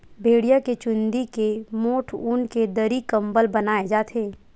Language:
Chhattisgarhi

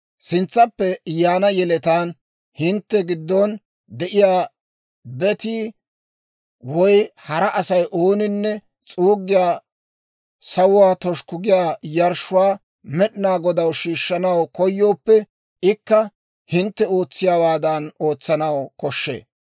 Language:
Dawro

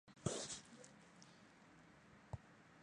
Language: Chinese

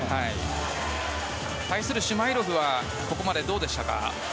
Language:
Japanese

